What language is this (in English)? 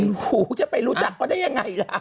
Thai